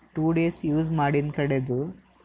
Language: Kannada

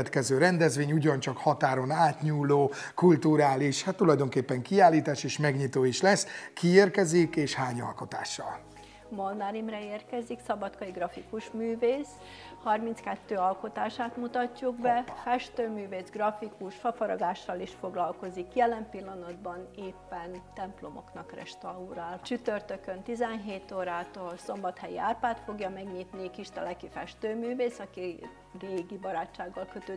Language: Hungarian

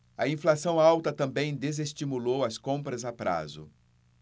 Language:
Portuguese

